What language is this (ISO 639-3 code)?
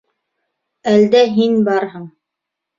bak